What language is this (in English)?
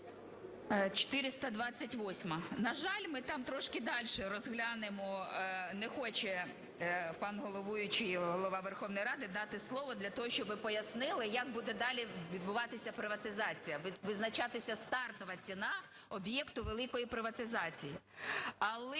Ukrainian